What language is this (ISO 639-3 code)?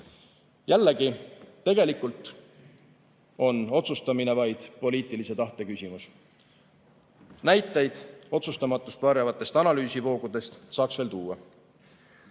est